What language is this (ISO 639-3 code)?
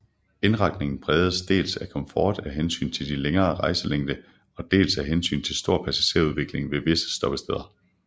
dan